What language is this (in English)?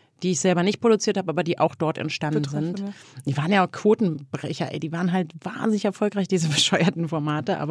German